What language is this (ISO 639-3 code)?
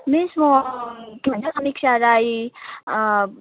nep